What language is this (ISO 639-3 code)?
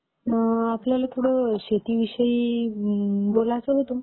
mar